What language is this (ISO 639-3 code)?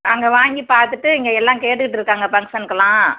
tam